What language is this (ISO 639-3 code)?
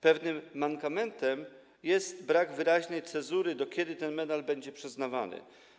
pol